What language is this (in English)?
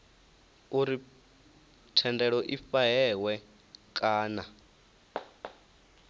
Venda